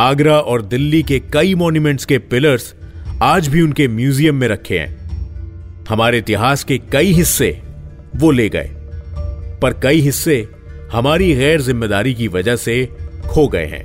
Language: Hindi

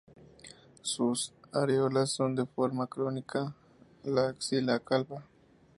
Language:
Spanish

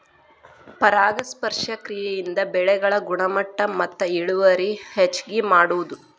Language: Kannada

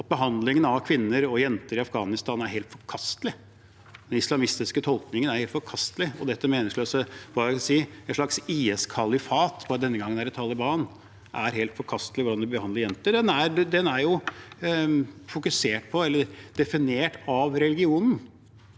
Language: Norwegian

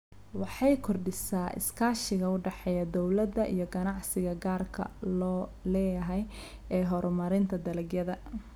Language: Somali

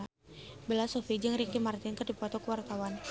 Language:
Sundanese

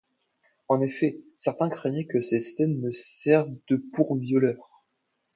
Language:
French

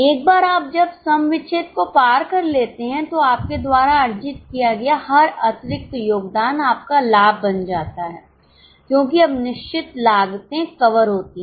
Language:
Hindi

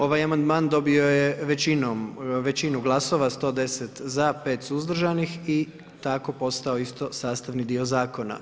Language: Croatian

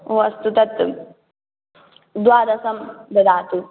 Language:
Sanskrit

